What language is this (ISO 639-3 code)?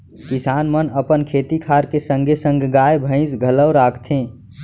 hne